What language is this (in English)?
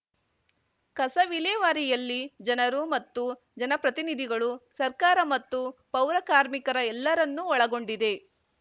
Kannada